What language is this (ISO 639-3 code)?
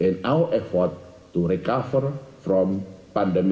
ind